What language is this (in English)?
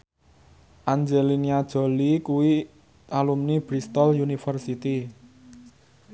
Javanese